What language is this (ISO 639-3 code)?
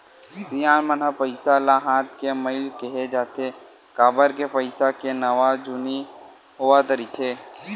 hne